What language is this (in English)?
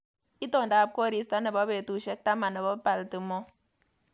Kalenjin